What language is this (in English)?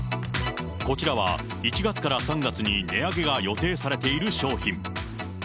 Japanese